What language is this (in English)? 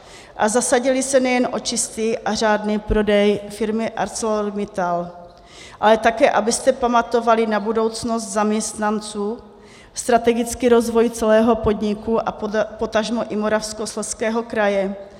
Czech